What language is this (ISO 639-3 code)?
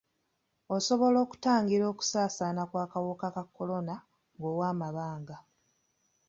lug